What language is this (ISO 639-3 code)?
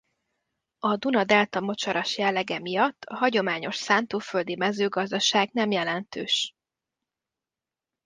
hun